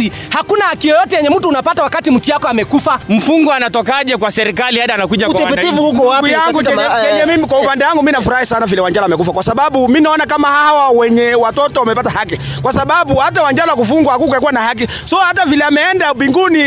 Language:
Swahili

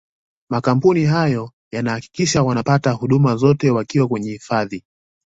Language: Swahili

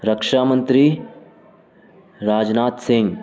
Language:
Urdu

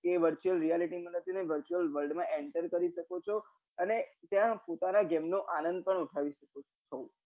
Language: Gujarati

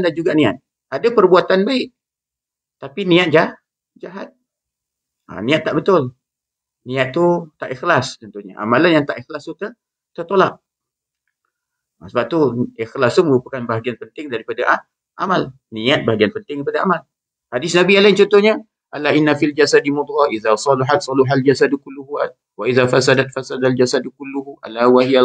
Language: Malay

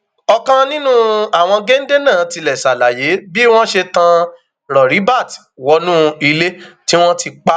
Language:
Yoruba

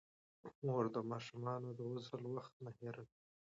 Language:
Pashto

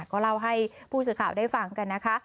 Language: Thai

